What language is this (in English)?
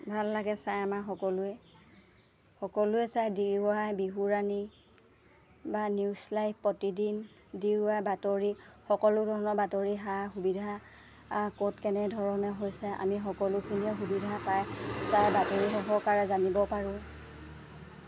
Assamese